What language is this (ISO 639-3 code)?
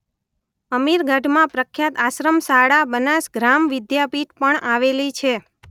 guj